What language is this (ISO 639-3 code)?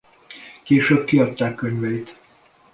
hun